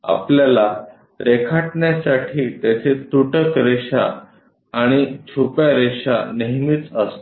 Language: Marathi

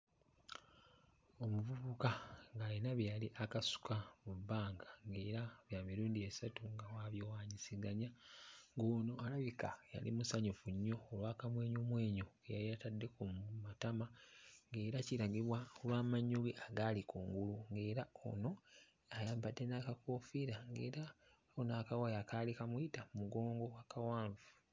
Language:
Ganda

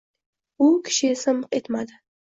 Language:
Uzbek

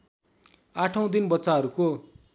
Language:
Nepali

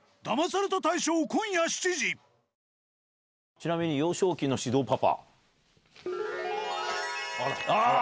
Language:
Japanese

